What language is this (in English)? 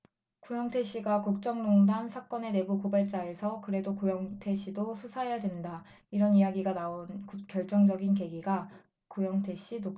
Korean